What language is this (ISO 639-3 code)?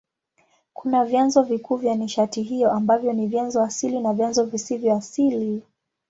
swa